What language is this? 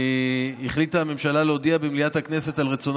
Hebrew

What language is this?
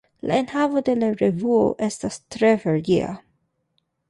Esperanto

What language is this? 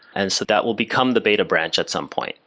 English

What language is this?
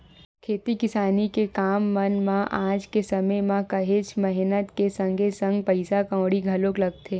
Chhattisgarhi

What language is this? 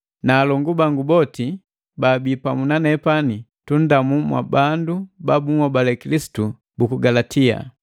Matengo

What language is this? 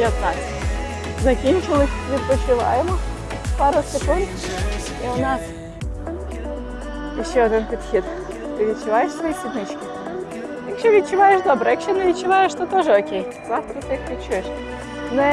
Ukrainian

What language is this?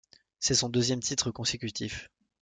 French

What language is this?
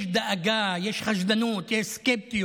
Hebrew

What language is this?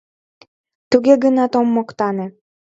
Mari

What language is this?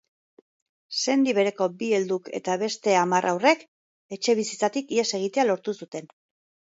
Basque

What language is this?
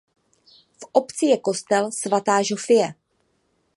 Czech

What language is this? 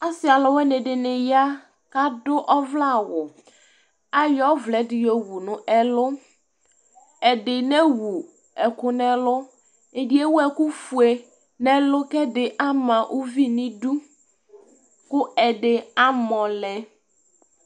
Ikposo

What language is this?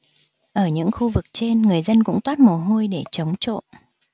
Vietnamese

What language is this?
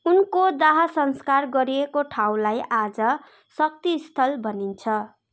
Nepali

